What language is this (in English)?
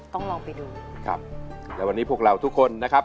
Thai